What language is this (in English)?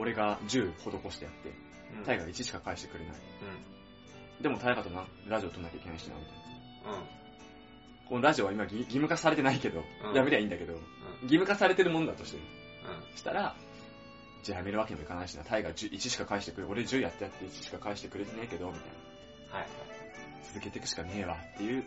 Japanese